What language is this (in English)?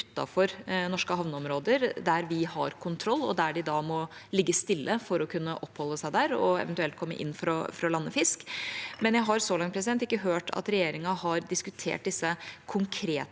Norwegian